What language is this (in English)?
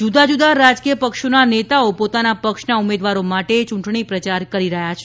Gujarati